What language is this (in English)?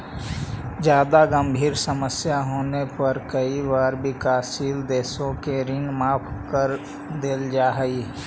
Magahi